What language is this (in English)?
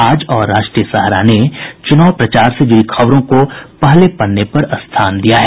Hindi